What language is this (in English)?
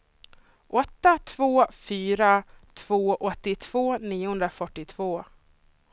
Swedish